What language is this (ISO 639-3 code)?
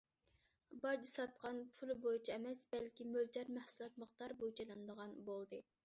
uig